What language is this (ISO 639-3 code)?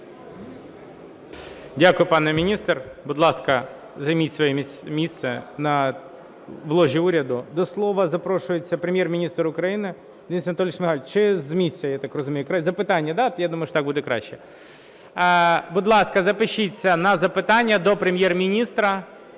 ukr